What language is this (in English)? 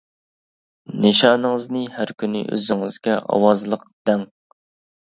Uyghur